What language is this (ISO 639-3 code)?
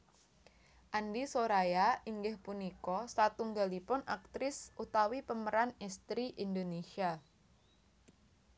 jav